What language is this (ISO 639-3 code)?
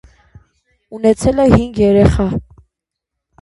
hye